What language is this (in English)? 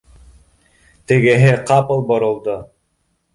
Bashkir